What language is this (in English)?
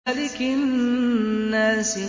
Arabic